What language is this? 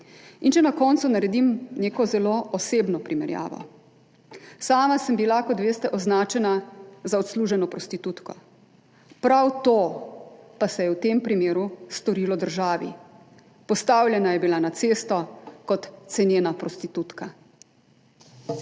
Slovenian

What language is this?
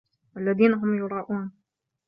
Arabic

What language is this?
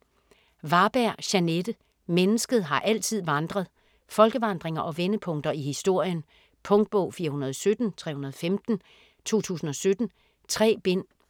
Danish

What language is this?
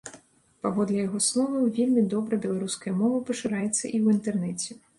Belarusian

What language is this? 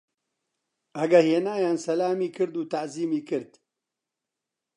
Central Kurdish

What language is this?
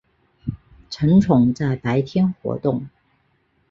Chinese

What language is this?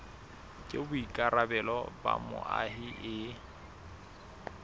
Southern Sotho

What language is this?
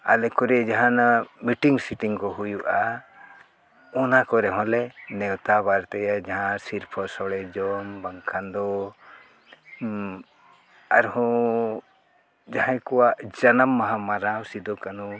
Santali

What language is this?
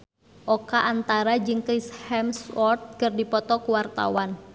Sundanese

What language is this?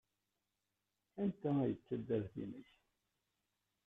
Kabyle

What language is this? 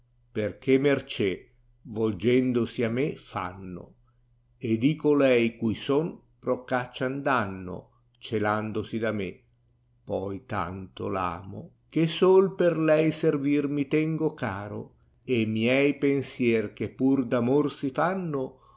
Italian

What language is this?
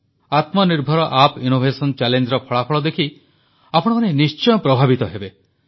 Odia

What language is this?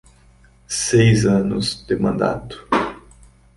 Portuguese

